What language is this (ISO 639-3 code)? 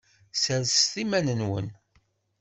kab